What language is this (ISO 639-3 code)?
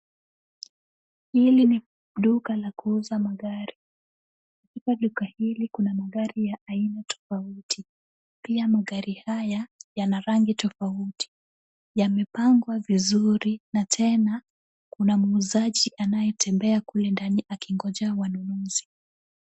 swa